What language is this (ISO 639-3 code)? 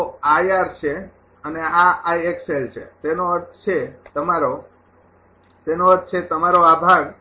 guj